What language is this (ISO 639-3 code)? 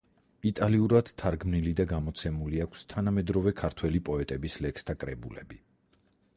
kat